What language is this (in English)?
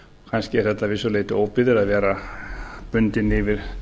Icelandic